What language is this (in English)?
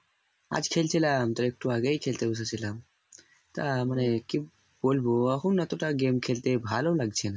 Bangla